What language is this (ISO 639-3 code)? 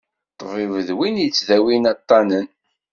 kab